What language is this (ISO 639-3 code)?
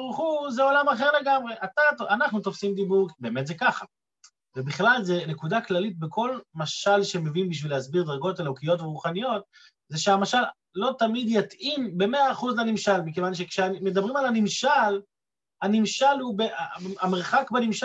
heb